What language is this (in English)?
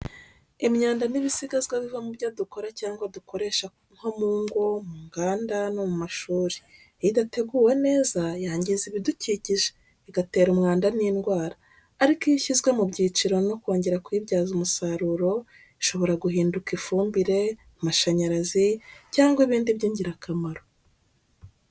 Kinyarwanda